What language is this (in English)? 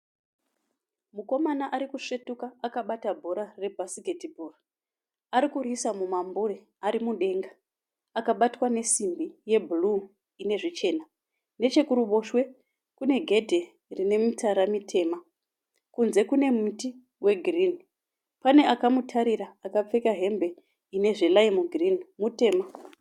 Shona